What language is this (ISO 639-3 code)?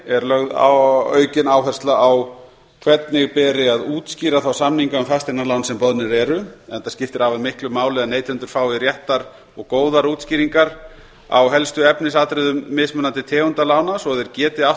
isl